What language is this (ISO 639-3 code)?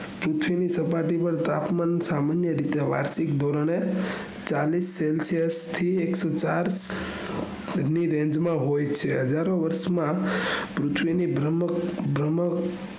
guj